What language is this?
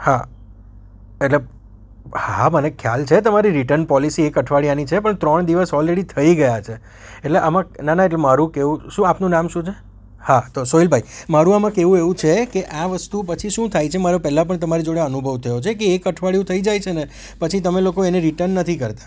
Gujarati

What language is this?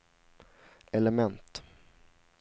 Swedish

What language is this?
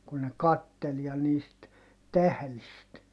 Finnish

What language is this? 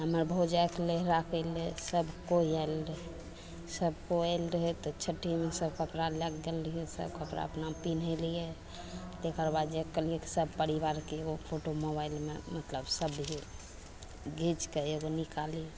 Maithili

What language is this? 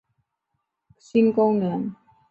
Chinese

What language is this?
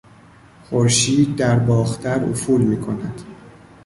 Persian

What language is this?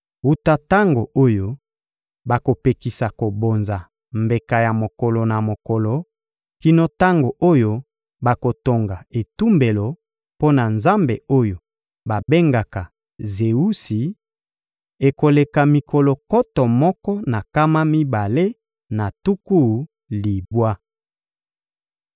Lingala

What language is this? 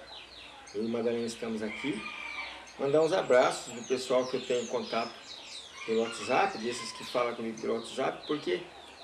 Portuguese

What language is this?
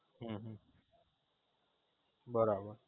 Gujarati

